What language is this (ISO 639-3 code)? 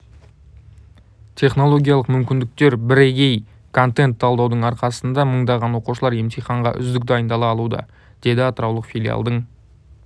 kaz